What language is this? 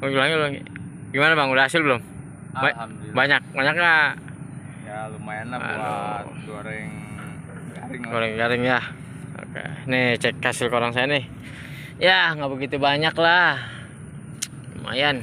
Indonesian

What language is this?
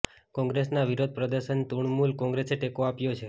Gujarati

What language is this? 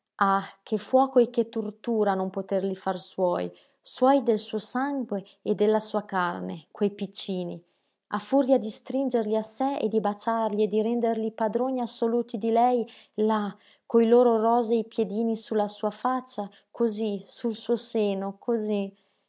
Italian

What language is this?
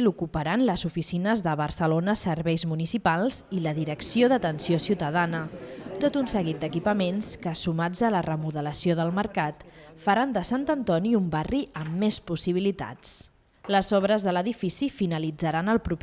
Spanish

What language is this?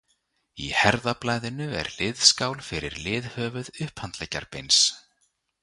Icelandic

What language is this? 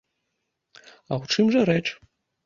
Belarusian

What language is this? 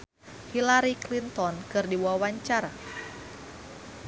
Sundanese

